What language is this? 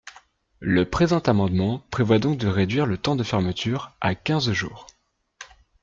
French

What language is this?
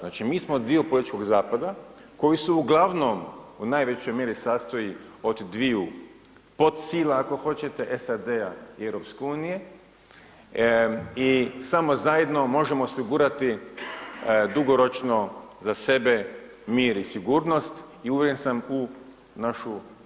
Croatian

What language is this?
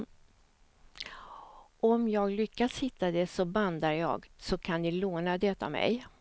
Swedish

